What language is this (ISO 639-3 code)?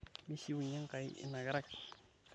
mas